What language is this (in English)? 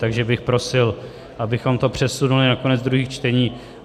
Czech